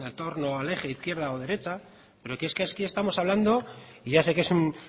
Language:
Spanish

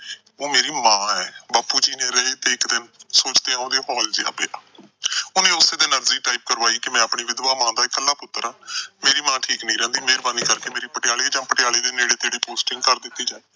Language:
Punjabi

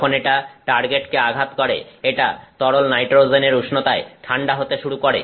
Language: Bangla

